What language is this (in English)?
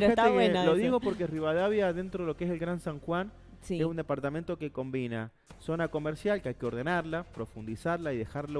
Spanish